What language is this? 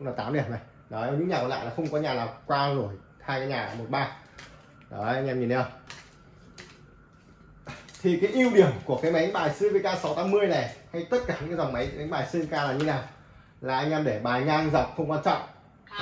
Vietnamese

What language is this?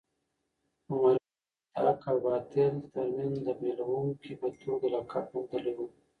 Pashto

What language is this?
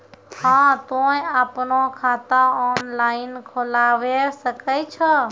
Maithili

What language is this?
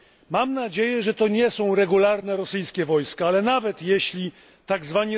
Polish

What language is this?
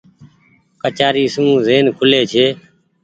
Goaria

